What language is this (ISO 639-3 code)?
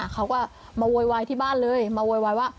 tha